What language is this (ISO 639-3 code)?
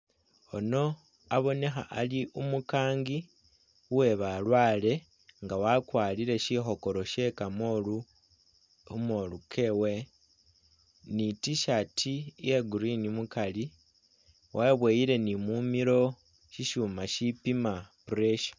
myx